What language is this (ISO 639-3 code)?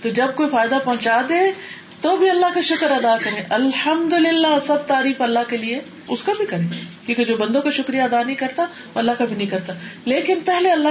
urd